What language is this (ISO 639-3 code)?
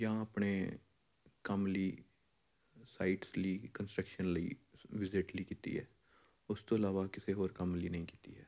pan